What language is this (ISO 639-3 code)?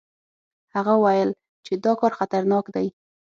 pus